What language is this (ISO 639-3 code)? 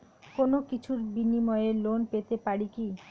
ben